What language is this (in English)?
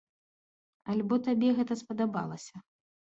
Belarusian